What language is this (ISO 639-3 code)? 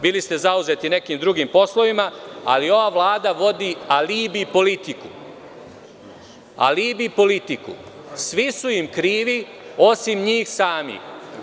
srp